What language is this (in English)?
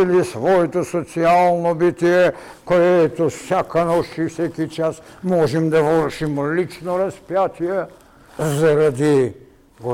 Bulgarian